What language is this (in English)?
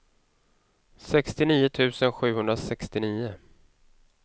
Swedish